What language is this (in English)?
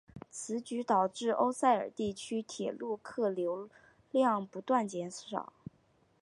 Chinese